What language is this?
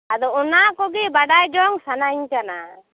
Santali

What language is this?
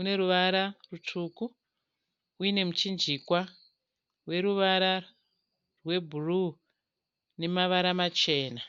Shona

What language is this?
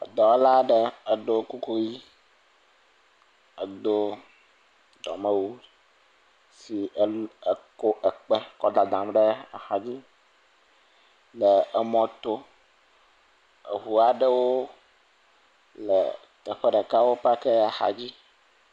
Ewe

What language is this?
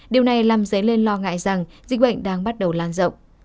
Vietnamese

